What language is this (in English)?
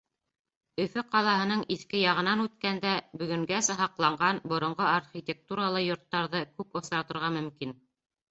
Bashkir